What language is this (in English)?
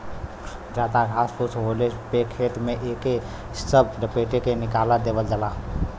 Bhojpuri